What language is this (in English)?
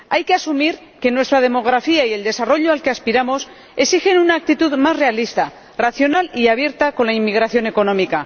Spanish